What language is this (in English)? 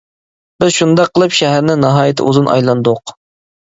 Uyghur